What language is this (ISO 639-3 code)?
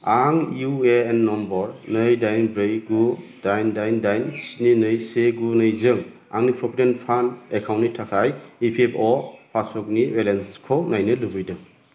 brx